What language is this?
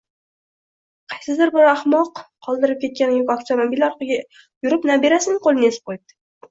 Uzbek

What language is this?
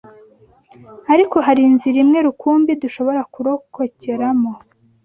Kinyarwanda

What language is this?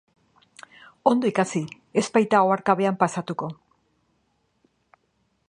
Basque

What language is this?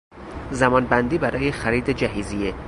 Persian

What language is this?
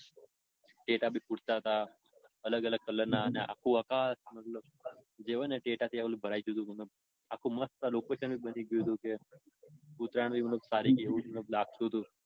Gujarati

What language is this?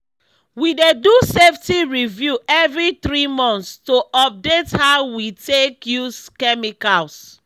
Nigerian Pidgin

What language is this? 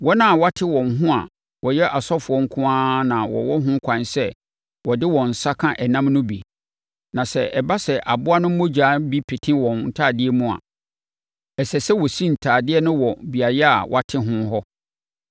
Akan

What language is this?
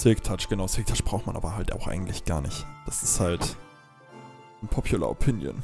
German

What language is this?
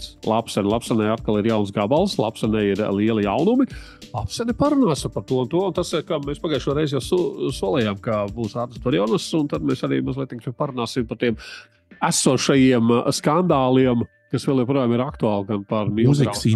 Latvian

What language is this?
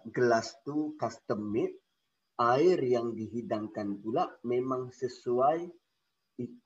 Malay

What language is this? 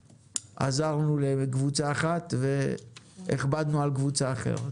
Hebrew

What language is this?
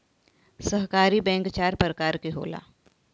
Bhojpuri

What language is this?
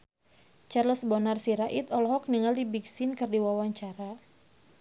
Sundanese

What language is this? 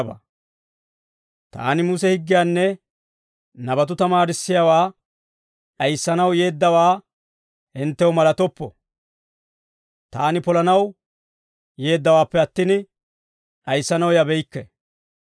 Dawro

